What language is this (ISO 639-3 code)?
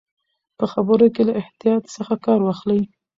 pus